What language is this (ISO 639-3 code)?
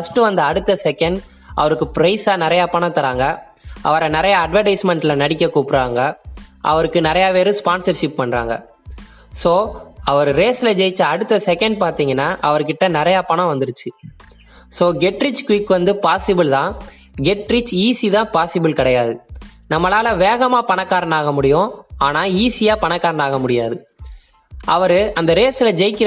tam